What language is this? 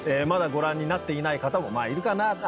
Japanese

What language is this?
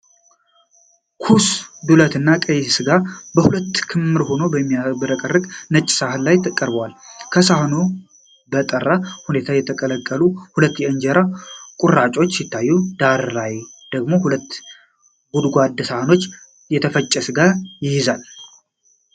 Amharic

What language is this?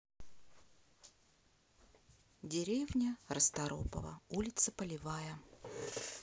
Russian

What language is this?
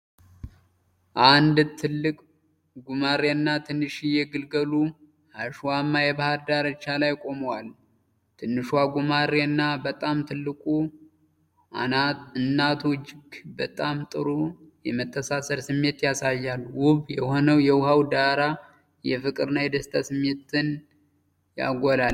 Amharic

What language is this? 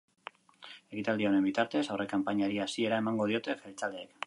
Basque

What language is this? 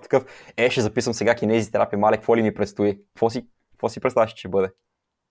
Bulgarian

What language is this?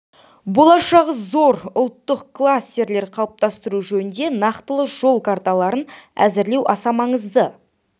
Kazakh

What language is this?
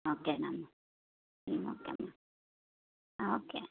Telugu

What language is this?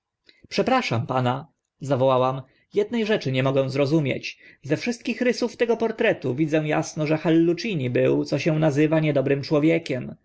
Polish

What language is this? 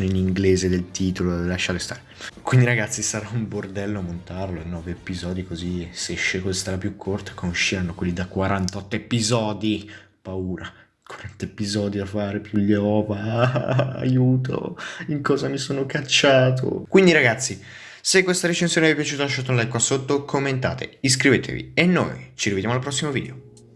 Italian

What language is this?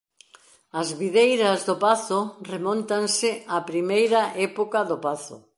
Galician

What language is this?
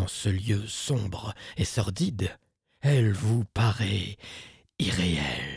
French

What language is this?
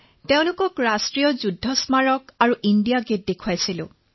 Assamese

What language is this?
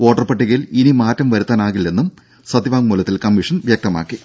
Malayalam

